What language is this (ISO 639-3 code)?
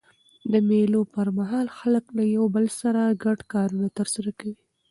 pus